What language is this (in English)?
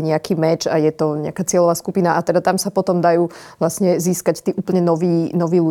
Slovak